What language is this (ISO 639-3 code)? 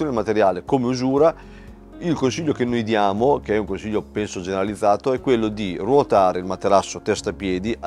ita